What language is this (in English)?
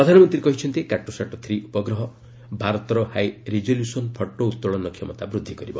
Odia